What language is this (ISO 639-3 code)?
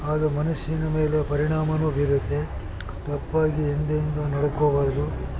kan